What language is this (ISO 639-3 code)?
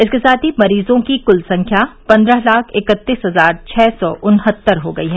hin